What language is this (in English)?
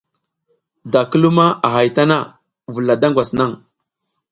South Giziga